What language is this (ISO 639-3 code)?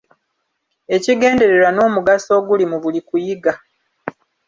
lug